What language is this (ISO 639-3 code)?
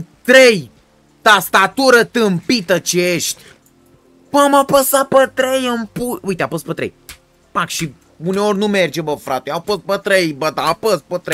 ron